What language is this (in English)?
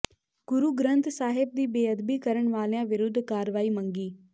Punjabi